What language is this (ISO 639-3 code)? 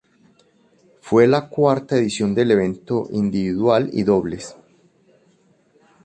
spa